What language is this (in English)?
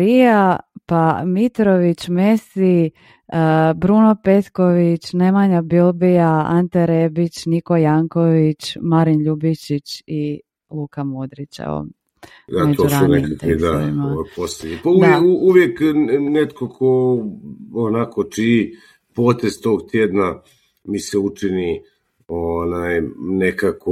Croatian